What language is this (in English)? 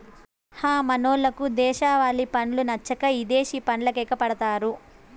Telugu